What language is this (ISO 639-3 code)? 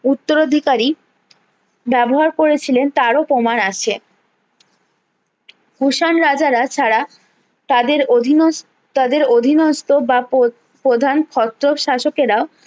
ben